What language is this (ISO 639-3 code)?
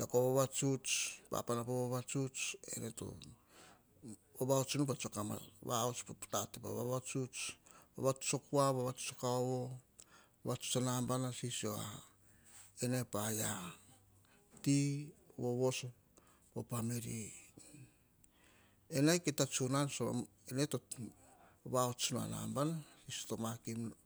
hah